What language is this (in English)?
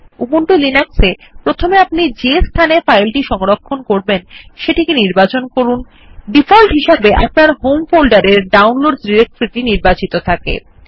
Bangla